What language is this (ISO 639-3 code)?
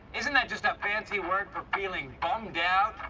eng